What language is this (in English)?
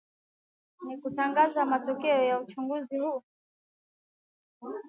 Swahili